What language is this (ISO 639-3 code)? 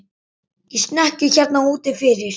isl